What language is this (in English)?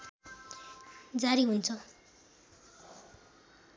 Nepali